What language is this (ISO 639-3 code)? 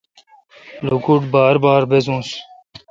xka